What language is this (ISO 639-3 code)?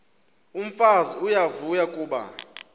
xho